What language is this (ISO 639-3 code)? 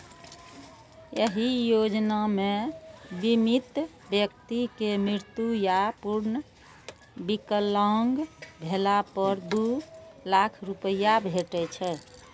mai